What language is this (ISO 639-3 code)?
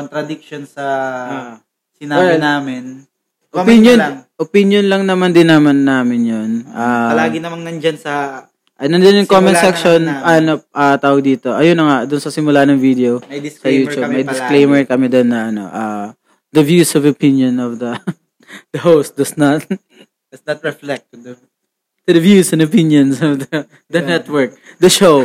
fil